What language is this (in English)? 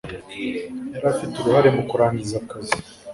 Kinyarwanda